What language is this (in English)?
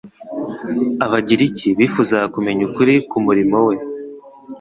Kinyarwanda